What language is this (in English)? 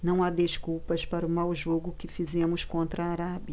Portuguese